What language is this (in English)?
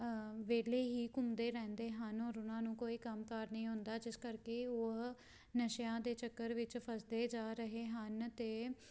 Punjabi